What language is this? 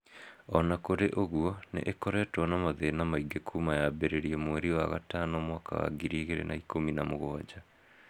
Kikuyu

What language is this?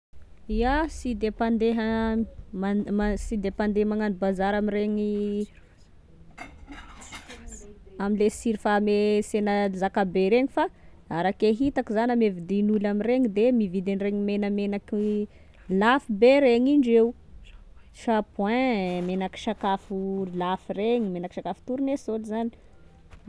Tesaka Malagasy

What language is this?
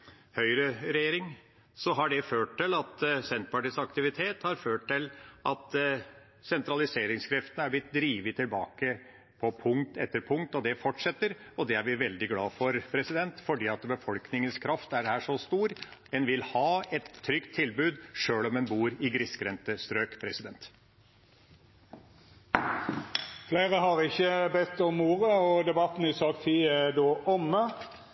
Norwegian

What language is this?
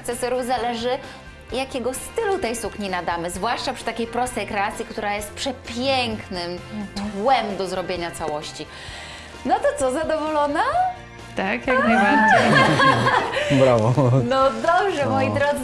Polish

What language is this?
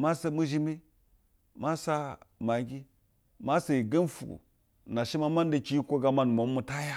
Basa (Nigeria)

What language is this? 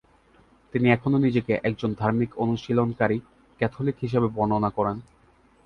Bangla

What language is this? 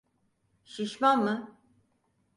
Turkish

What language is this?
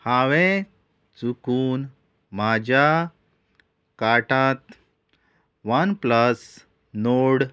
Konkani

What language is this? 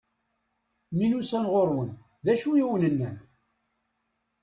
Kabyle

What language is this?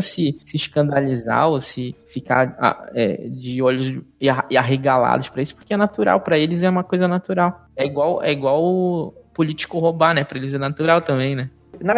Portuguese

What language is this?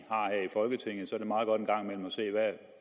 Danish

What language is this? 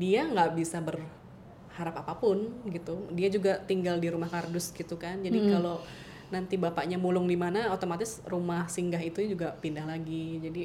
Indonesian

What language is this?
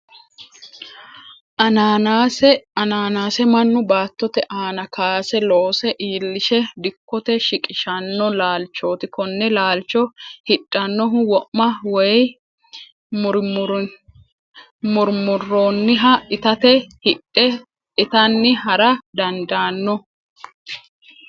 Sidamo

